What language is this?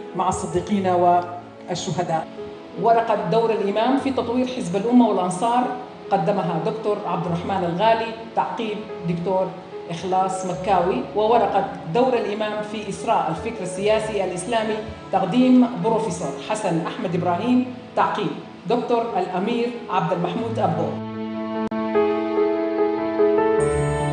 Arabic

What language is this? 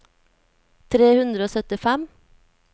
Norwegian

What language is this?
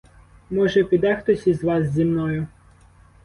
Ukrainian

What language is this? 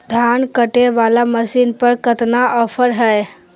Magahi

